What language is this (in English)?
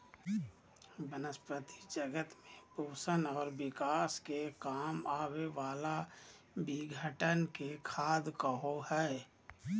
Magahi